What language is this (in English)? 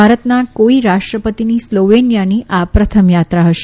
Gujarati